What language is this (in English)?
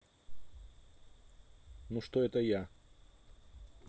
Russian